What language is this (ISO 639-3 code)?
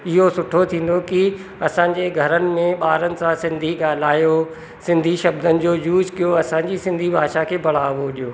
snd